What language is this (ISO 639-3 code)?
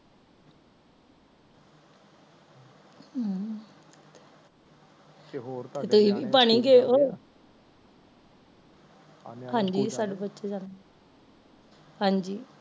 pan